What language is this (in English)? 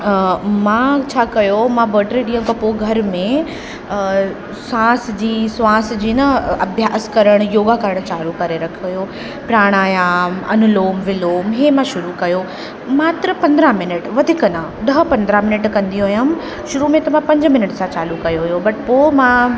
Sindhi